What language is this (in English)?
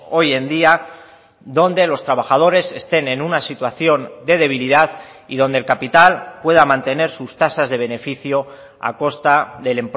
Spanish